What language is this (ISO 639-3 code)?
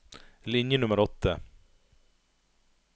nor